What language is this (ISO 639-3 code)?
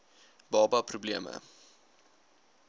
afr